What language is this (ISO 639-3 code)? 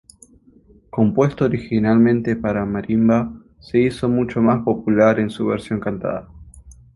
spa